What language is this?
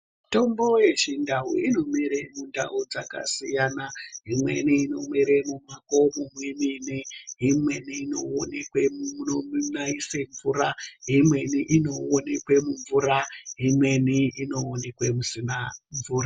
Ndau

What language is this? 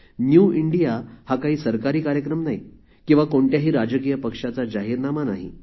Marathi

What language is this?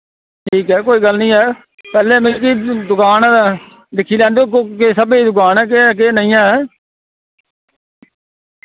Dogri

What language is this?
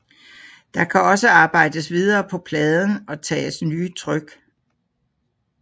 Danish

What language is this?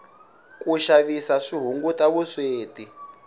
Tsonga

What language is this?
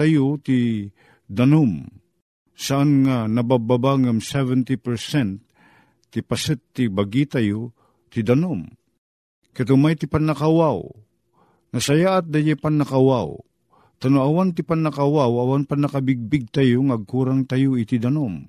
Filipino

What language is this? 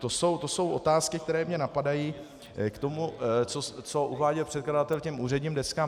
Czech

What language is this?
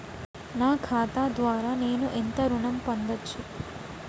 Telugu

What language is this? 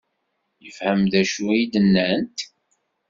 Kabyle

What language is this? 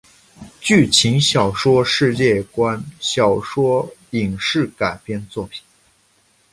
Chinese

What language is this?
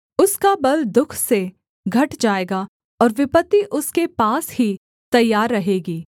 Hindi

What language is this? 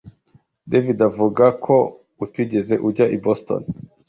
Kinyarwanda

